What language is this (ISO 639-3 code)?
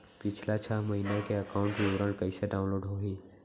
hne